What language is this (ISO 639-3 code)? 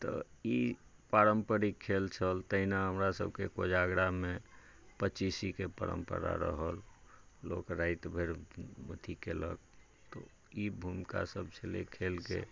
mai